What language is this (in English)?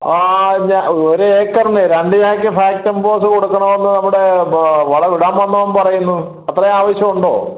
Malayalam